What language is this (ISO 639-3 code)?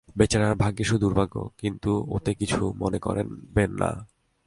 ben